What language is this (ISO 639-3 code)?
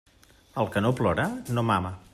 cat